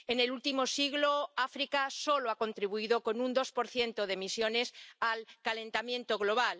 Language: Spanish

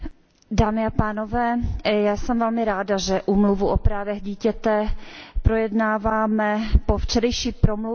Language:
Czech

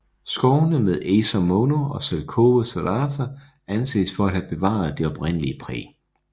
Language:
Danish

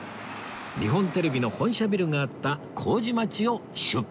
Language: Japanese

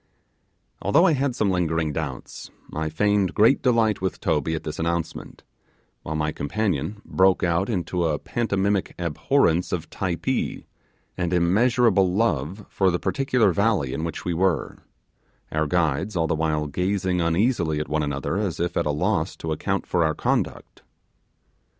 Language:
English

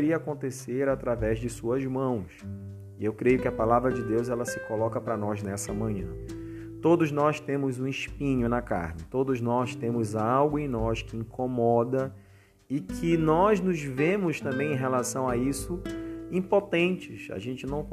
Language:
Portuguese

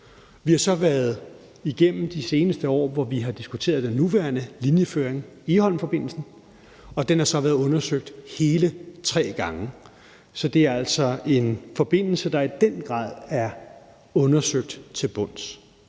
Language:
Danish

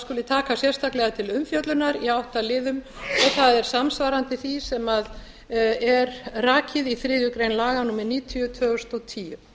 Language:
Icelandic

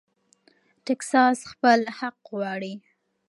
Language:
Pashto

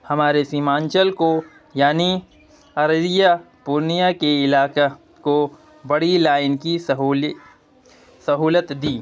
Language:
Urdu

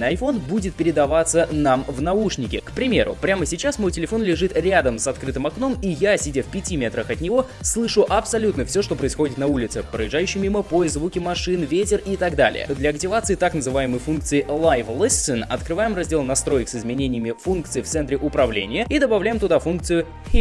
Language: Russian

